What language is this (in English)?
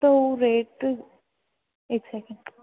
Sindhi